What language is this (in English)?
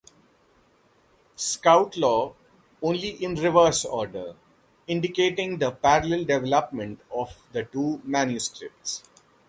English